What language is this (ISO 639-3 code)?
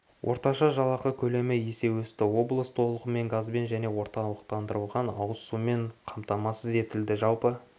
kaz